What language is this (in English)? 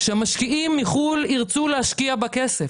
Hebrew